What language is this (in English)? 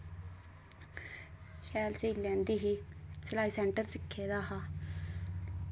Dogri